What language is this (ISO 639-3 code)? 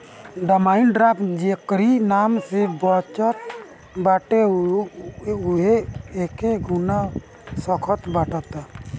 bho